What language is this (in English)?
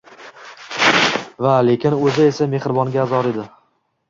Uzbek